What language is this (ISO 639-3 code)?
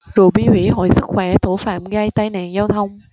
vie